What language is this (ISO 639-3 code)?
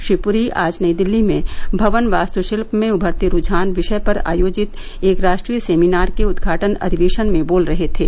hin